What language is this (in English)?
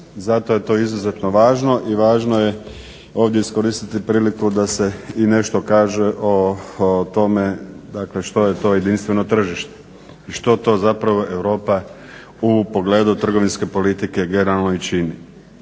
Croatian